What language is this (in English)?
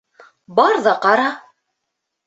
Bashkir